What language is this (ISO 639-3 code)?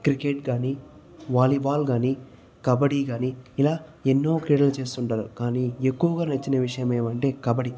tel